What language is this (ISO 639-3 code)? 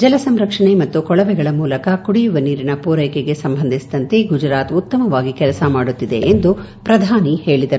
kan